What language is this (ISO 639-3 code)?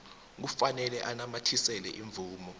nbl